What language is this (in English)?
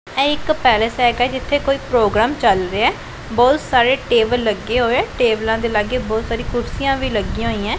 Punjabi